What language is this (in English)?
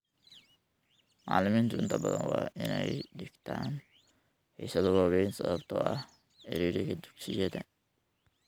Somali